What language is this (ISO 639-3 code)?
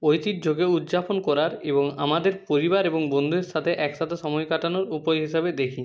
ben